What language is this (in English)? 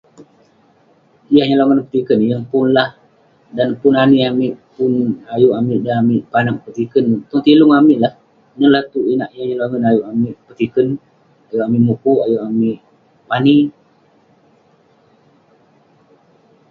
Western Penan